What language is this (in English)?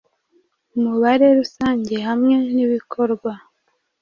Kinyarwanda